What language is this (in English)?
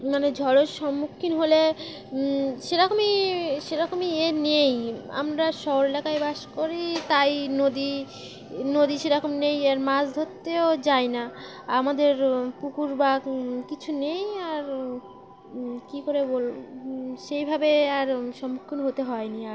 Bangla